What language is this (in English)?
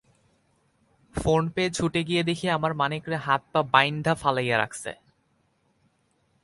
Bangla